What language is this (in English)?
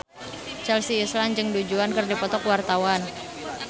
Sundanese